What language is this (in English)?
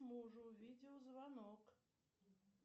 Russian